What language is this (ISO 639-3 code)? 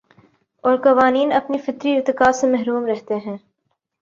urd